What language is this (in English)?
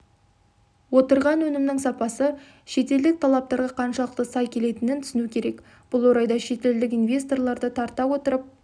Kazakh